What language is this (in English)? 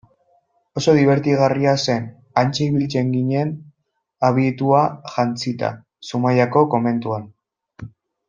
Basque